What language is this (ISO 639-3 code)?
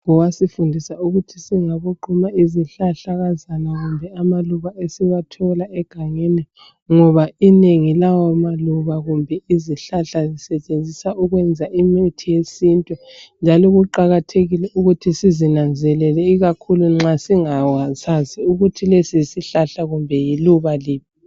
nde